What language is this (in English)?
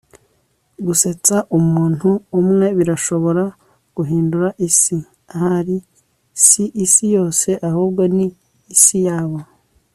Kinyarwanda